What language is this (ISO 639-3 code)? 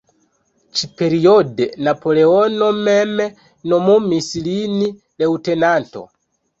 epo